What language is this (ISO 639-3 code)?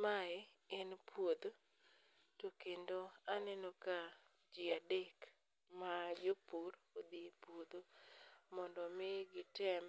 luo